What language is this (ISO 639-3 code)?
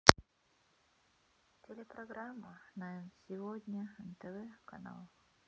rus